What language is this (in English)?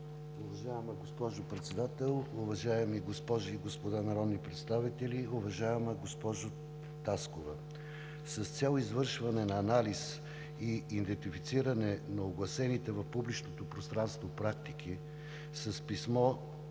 Bulgarian